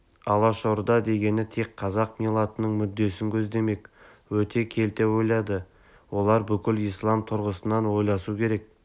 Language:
Kazakh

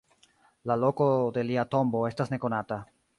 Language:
Esperanto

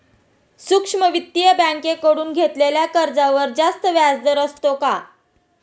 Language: Marathi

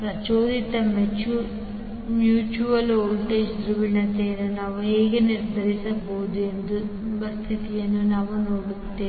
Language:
Kannada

